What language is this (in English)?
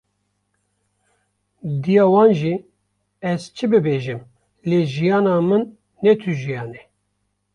Kurdish